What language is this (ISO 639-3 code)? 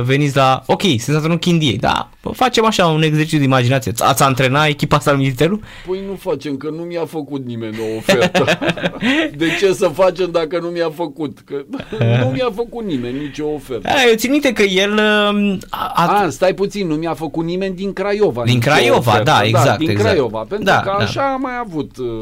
ron